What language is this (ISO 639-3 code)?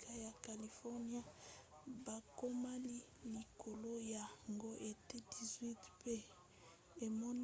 lin